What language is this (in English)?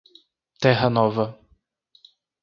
Portuguese